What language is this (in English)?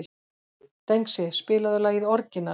Icelandic